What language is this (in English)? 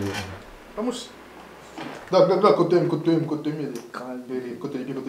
French